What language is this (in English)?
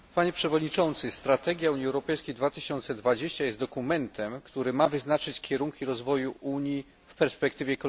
Polish